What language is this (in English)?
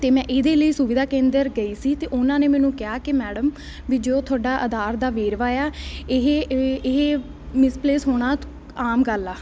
Punjabi